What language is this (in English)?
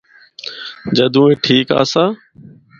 Northern Hindko